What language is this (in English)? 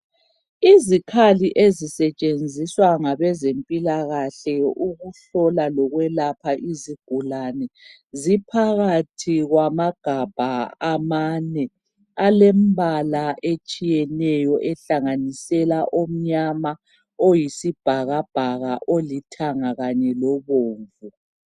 North Ndebele